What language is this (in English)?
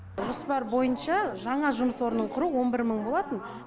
Kazakh